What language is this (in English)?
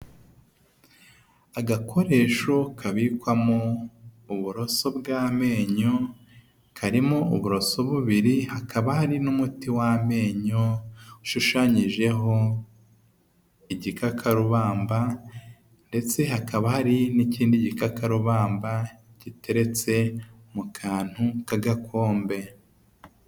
Kinyarwanda